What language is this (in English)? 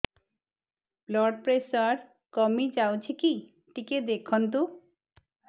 Odia